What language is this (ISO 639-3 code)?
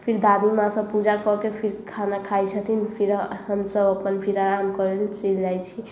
mai